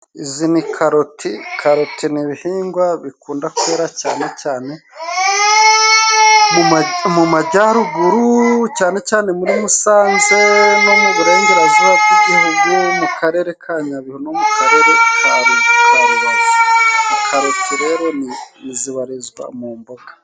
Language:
Kinyarwanda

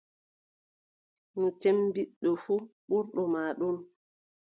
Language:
Adamawa Fulfulde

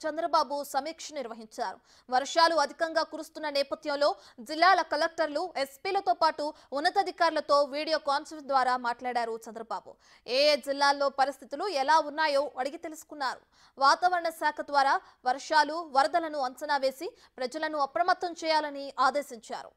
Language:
Telugu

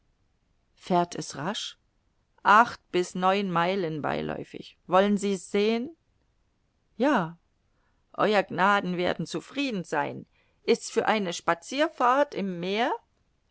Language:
German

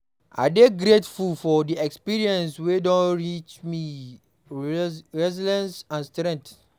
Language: Nigerian Pidgin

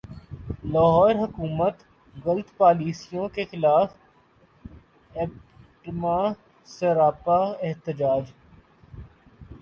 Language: Urdu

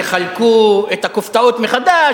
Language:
Hebrew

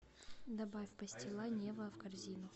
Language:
Russian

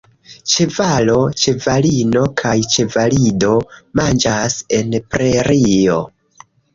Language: Esperanto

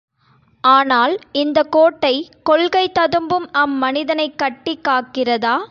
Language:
Tamil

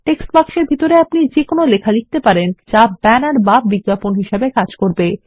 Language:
Bangla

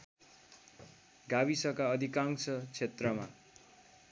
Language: Nepali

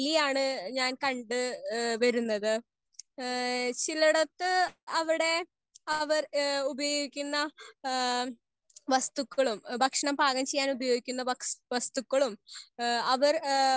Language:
Malayalam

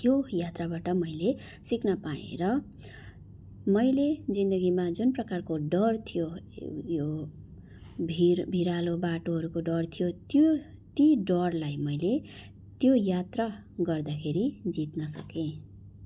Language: Nepali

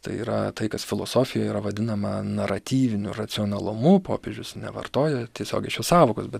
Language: Lithuanian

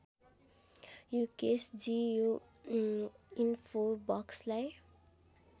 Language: Nepali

